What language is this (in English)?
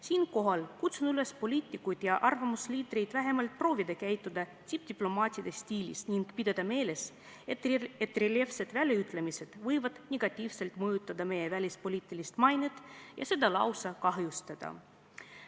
Estonian